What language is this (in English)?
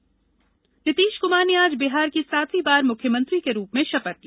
Hindi